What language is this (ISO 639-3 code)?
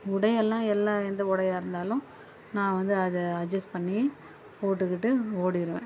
tam